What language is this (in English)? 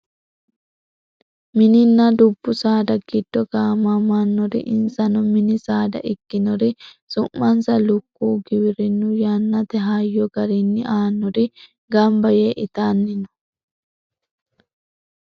Sidamo